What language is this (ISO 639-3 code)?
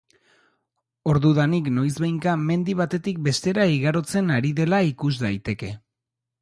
eus